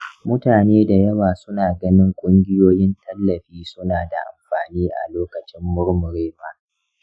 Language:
Hausa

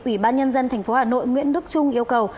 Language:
Vietnamese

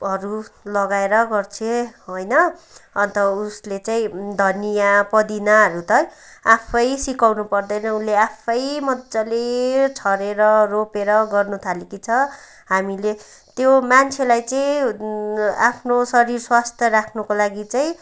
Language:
Nepali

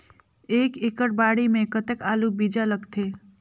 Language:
Chhattisgarhi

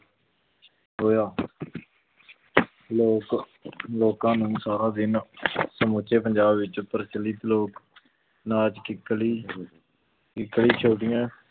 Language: Punjabi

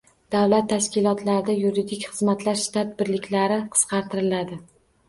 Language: Uzbek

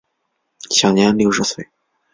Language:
Chinese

